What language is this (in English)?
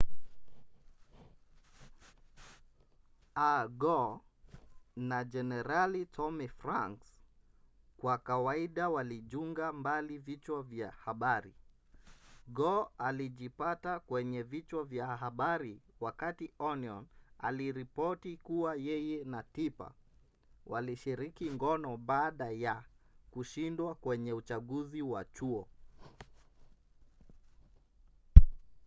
Swahili